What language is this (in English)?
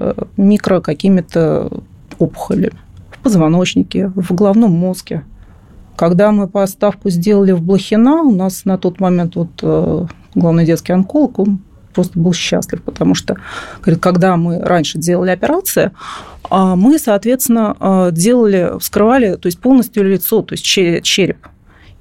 Russian